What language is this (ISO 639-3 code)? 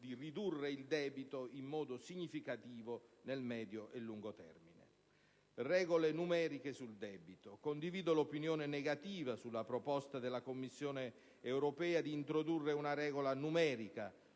ita